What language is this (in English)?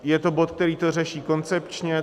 Czech